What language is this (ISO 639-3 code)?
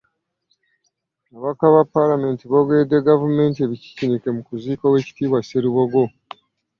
lug